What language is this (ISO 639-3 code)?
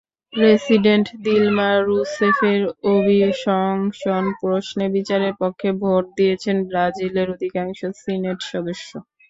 ben